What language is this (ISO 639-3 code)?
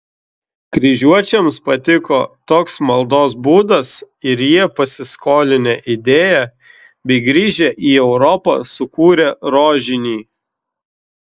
lit